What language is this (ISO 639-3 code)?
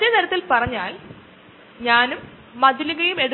mal